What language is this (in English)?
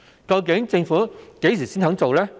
Cantonese